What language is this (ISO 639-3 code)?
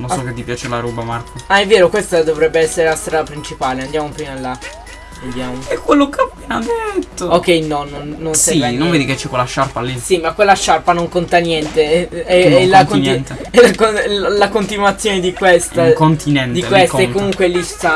ita